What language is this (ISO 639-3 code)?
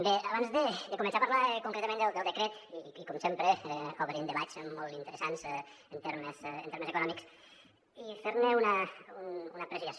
cat